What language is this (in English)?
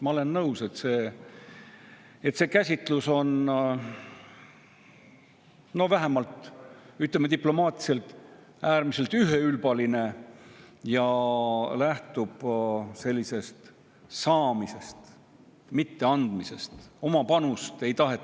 Estonian